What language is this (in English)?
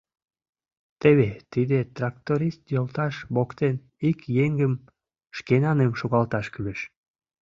Mari